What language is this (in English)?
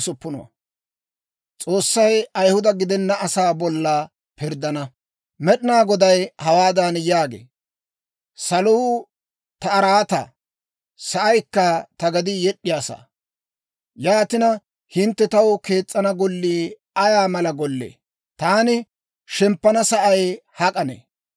Dawro